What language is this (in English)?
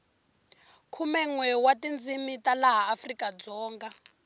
Tsonga